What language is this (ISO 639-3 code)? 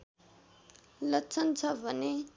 nep